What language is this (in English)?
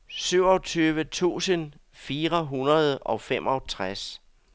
Danish